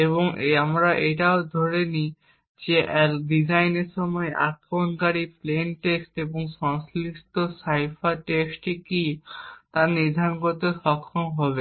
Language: Bangla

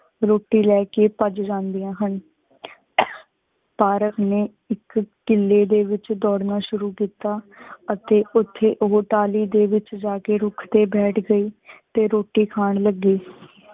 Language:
Punjabi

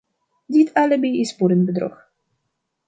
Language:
Dutch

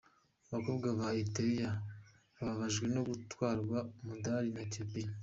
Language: Kinyarwanda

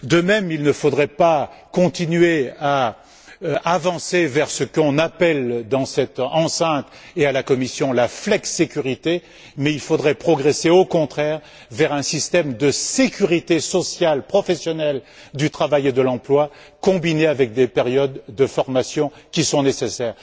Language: French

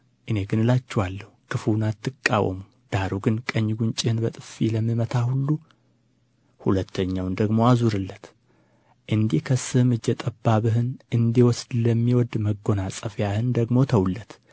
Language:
Amharic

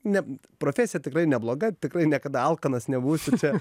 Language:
Lithuanian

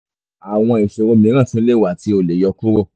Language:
Yoruba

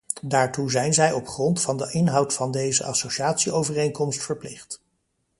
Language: Dutch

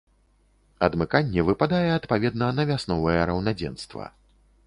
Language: Belarusian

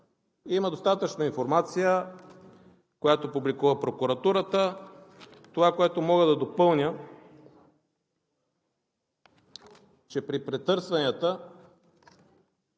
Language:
Bulgarian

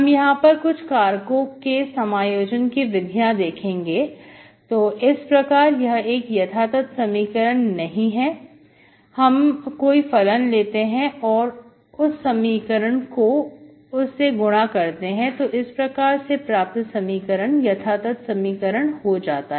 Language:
Hindi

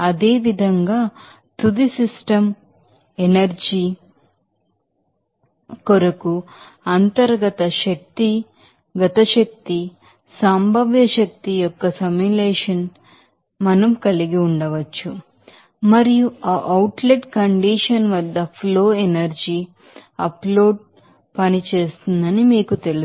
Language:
Telugu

